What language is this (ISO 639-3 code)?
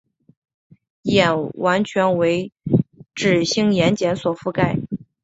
zho